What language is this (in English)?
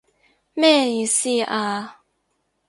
Cantonese